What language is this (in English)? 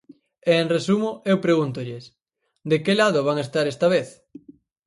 Galician